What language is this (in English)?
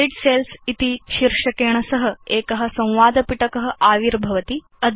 Sanskrit